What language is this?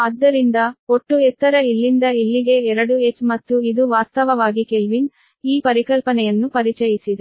Kannada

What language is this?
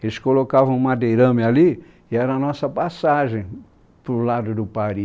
Portuguese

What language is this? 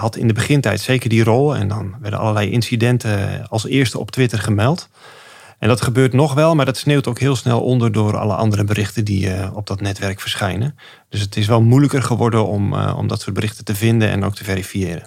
Dutch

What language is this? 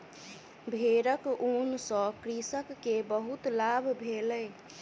Maithili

